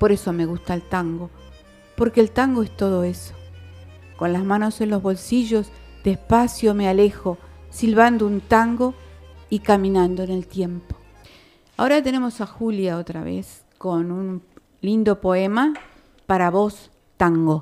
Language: Spanish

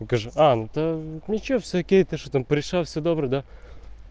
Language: Russian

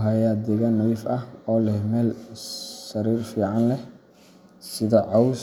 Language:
Somali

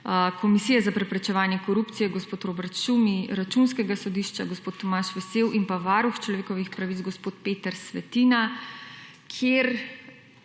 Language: Slovenian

